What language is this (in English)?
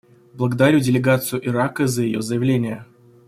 Russian